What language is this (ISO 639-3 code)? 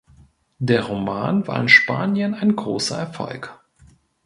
deu